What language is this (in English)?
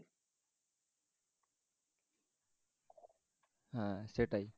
Bangla